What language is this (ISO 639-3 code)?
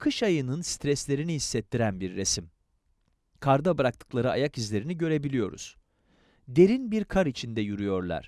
tur